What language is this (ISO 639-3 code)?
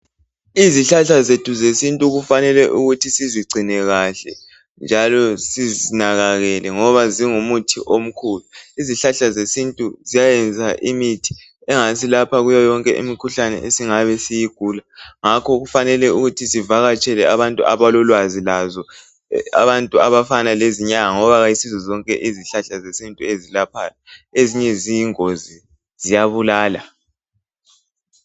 nde